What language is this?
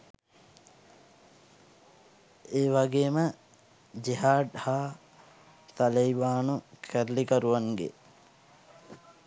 Sinhala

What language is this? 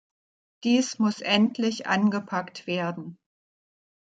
German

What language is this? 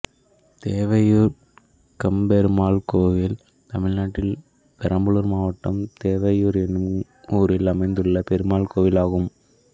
Tamil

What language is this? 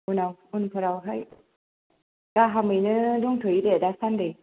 Bodo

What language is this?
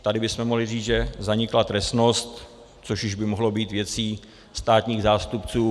Czech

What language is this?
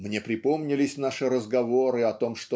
Russian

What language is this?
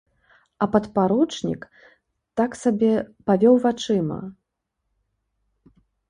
Belarusian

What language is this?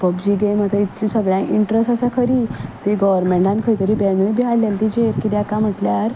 Konkani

